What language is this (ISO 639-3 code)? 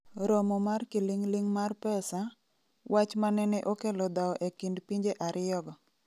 luo